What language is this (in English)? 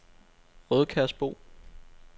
Danish